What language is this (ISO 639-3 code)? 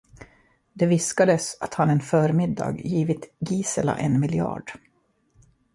swe